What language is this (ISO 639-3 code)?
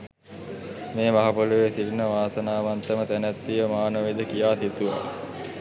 sin